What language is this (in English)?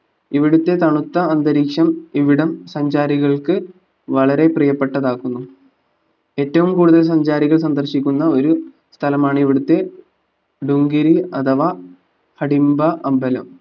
Malayalam